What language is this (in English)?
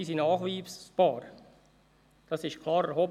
Swiss German